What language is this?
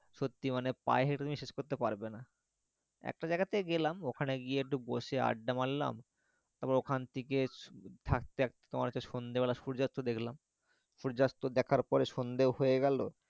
Bangla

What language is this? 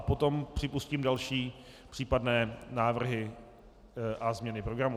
Czech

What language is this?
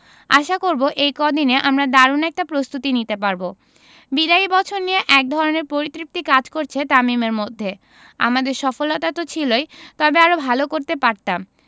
Bangla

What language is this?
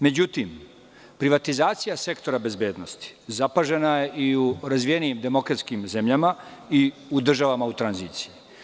Serbian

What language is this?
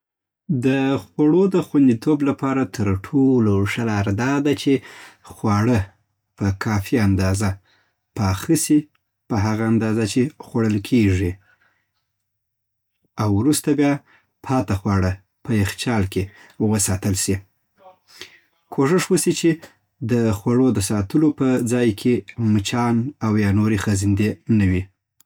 Southern Pashto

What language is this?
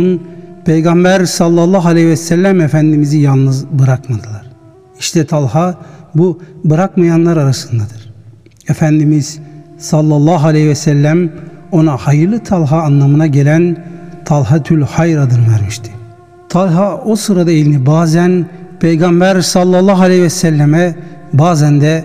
Turkish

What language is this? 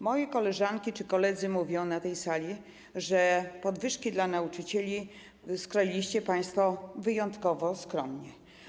Polish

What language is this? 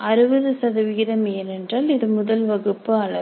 Tamil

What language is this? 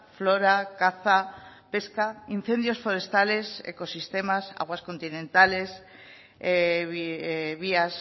Spanish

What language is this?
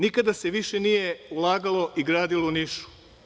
Serbian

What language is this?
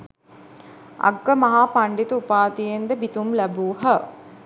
Sinhala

